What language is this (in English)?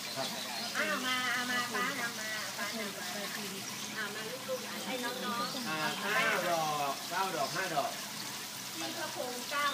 Thai